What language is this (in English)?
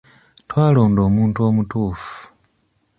Ganda